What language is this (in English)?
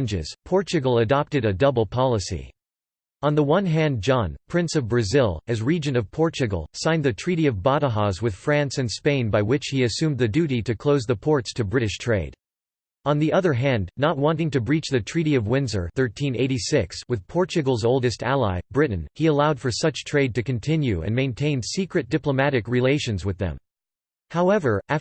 English